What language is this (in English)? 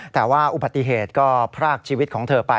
Thai